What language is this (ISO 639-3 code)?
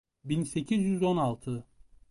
tur